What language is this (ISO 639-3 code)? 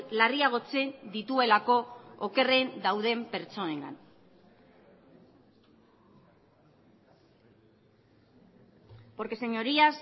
eus